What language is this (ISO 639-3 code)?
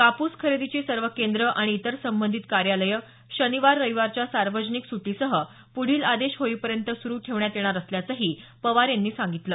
mar